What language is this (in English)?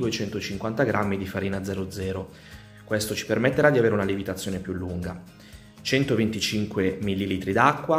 Italian